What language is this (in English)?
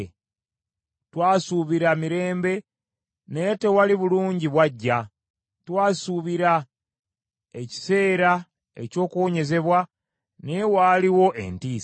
Ganda